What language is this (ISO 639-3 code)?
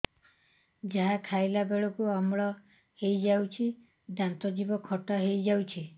ori